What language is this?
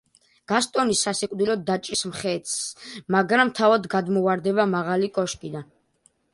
Georgian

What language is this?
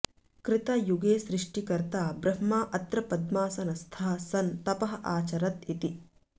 Sanskrit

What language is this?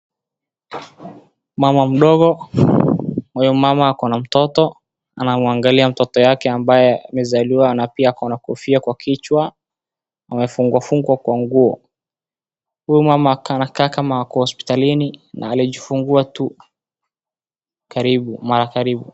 Swahili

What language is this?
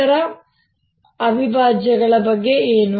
Kannada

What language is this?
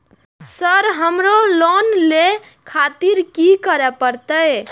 Maithili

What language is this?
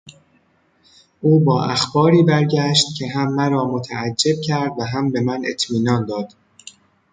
Persian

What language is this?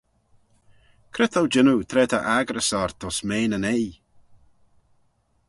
Manx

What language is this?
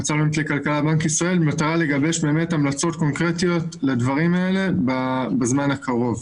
Hebrew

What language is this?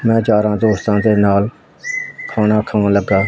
Punjabi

